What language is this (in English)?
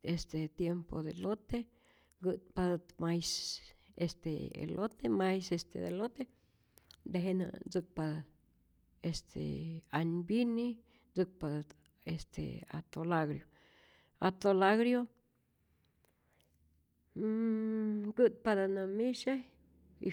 Rayón Zoque